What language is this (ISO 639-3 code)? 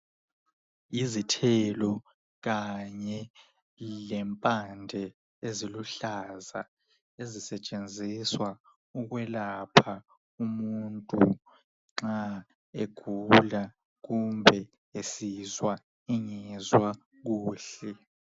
nde